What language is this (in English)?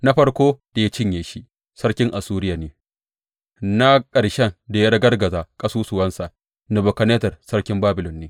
Hausa